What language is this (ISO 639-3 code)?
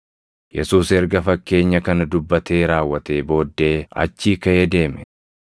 orm